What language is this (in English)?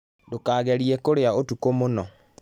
Kikuyu